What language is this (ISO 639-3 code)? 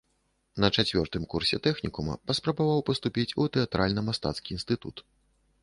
bel